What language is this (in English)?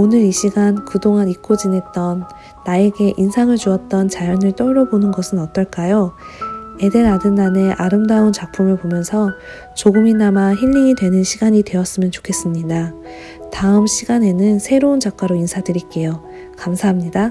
Korean